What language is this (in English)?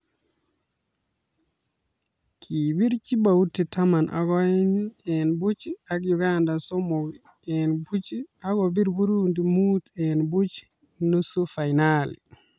Kalenjin